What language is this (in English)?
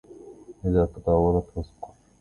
Arabic